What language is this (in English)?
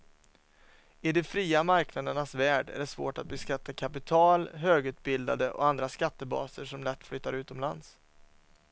Swedish